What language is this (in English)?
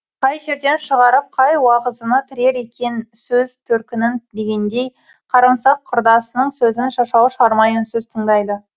Kazakh